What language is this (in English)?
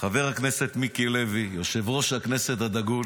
Hebrew